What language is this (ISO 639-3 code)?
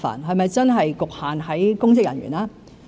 yue